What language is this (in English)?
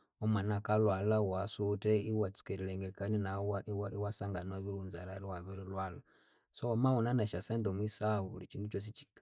Konzo